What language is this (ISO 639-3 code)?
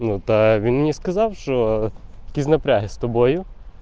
rus